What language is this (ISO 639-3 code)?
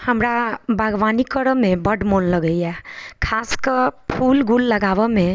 mai